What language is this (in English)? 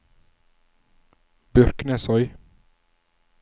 Norwegian